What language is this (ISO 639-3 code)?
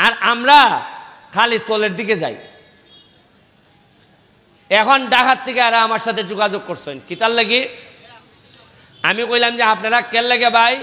ben